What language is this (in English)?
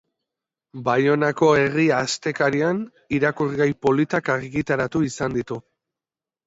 Basque